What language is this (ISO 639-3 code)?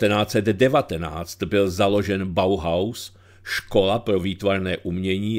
ces